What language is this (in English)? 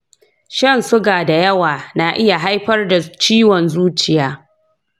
Hausa